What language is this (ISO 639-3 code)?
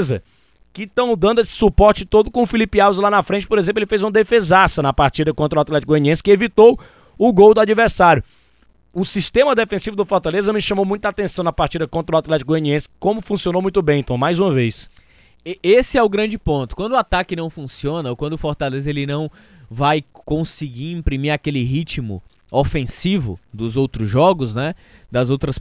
por